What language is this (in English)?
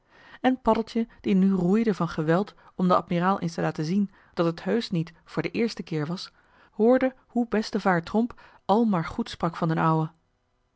Dutch